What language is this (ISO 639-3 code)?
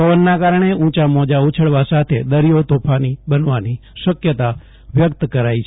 guj